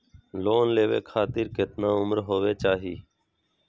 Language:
Magahi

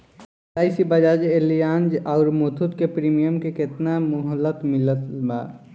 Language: Bhojpuri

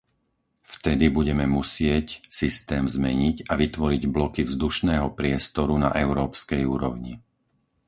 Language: Slovak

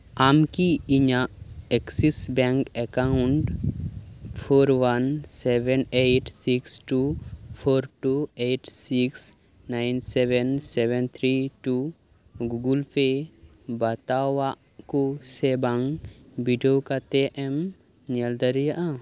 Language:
Santali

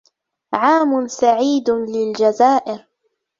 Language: Arabic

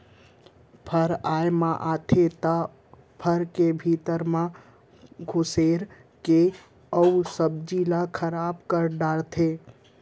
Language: Chhattisgarhi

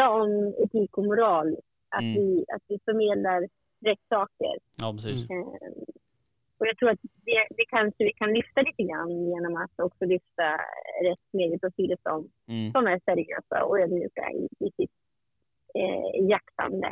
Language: Swedish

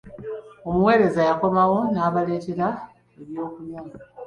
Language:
Ganda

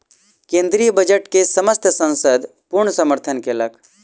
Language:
Maithili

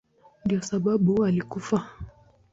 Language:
Swahili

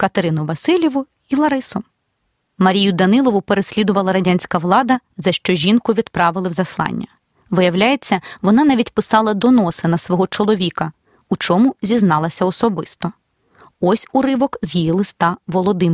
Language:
Ukrainian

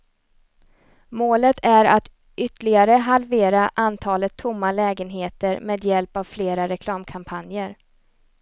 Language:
Swedish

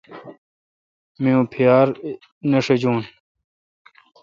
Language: Kalkoti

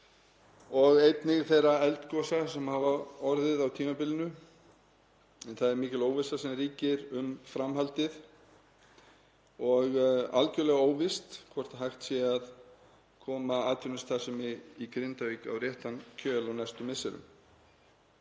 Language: Icelandic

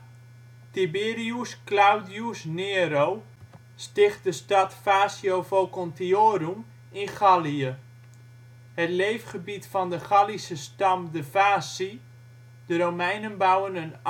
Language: Dutch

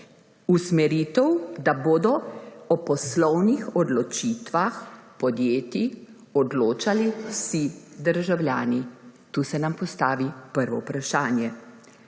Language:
Slovenian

